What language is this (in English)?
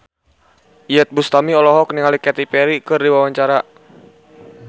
Sundanese